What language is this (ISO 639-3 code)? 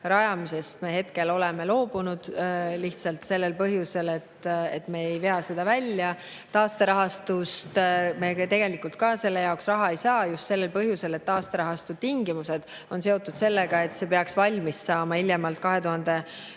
est